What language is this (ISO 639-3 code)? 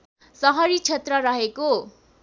nep